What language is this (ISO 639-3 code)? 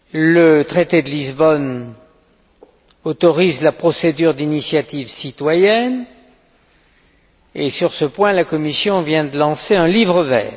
fra